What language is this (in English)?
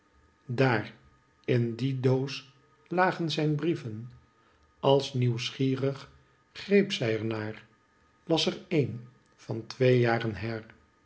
Dutch